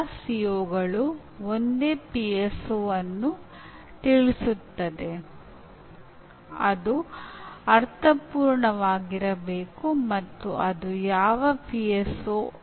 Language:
Kannada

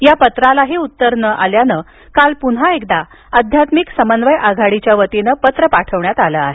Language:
Marathi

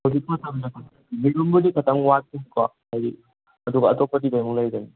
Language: Manipuri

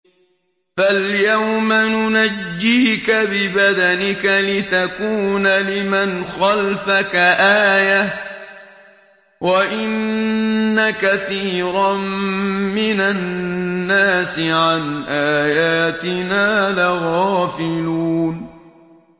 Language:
Arabic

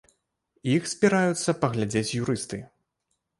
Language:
Belarusian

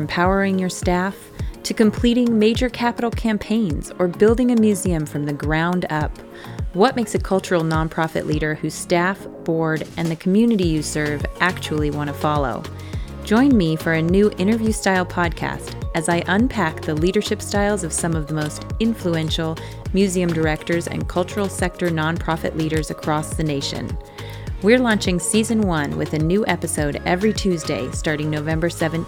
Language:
English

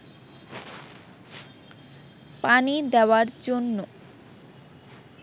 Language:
Bangla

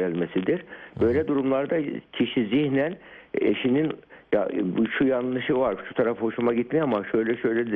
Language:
Turkish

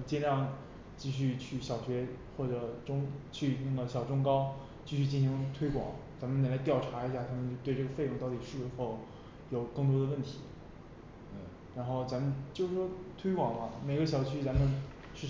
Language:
Chinese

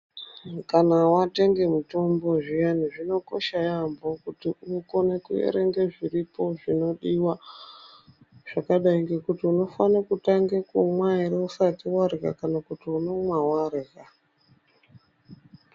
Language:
Ndau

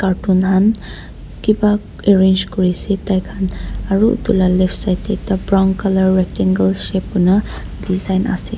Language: Naga Pidgin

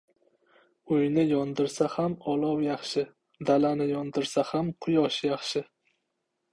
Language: Uzbek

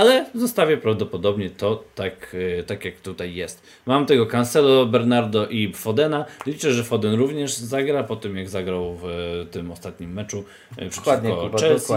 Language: Polish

